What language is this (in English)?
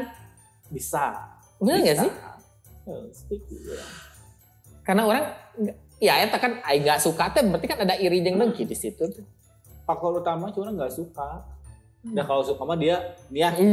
Indonesian